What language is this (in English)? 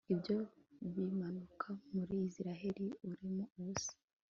Kinyarwanda